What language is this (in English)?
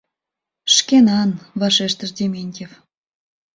Mari